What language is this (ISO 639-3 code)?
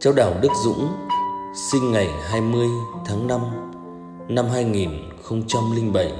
vie